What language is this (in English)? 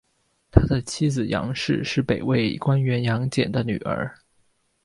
Chinese